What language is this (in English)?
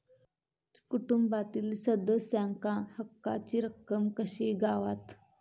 Marathi